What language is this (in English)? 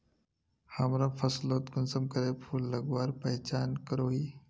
Magahi